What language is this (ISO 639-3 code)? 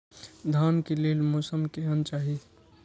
mai